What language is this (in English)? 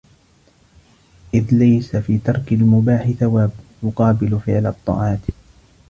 Arabic